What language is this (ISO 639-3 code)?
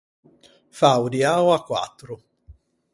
lij